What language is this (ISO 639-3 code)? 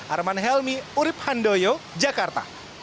ind